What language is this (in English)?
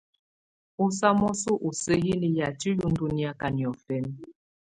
Tunen